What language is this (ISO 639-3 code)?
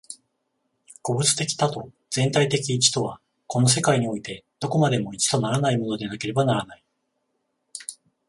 jpn